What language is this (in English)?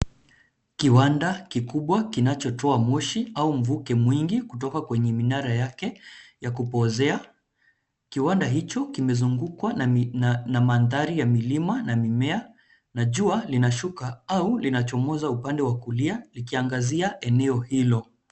Swahili